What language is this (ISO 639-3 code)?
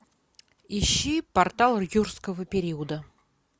rus